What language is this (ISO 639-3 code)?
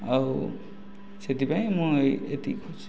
ori